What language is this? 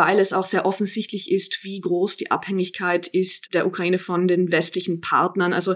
German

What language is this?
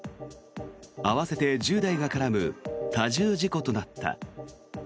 Japanese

